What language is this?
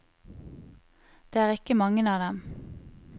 Norwegian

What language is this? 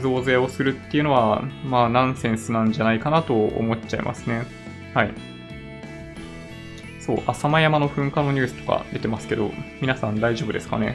Japanese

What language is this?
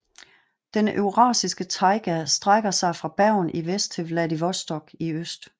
Danish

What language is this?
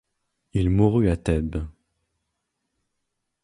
French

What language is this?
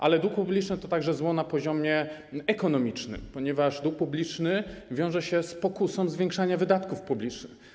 Polish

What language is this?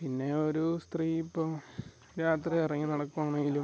Malayalam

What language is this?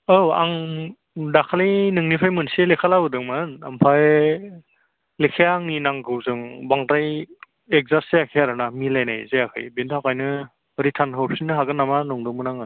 Bodo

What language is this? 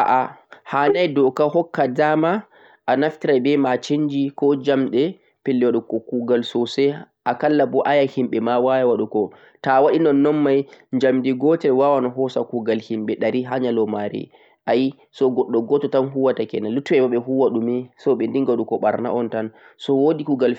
Central-Eastern Niger Fulfulde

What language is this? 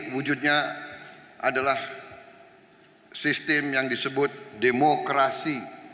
Indonesian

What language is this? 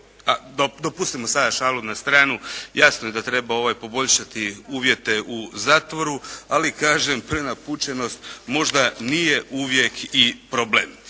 Croatian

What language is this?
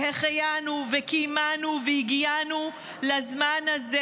Hebrew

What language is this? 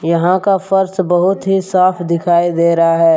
Hindi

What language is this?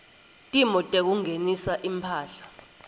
Swati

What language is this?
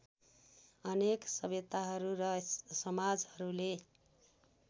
Nepali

